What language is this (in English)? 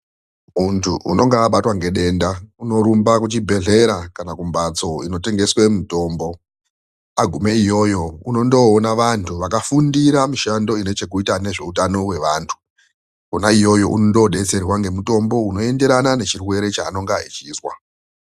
Ndau